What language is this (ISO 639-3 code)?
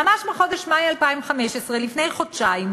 heb